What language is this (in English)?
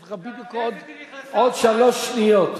Hebrew